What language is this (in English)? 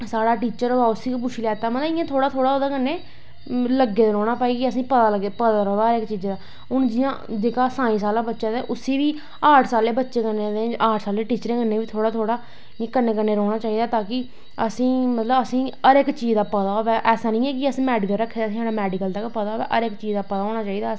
Dogri